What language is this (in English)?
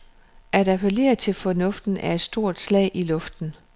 Danish